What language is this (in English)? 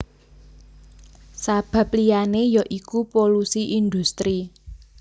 Javanese